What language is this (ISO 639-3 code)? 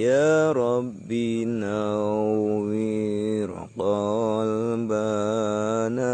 ind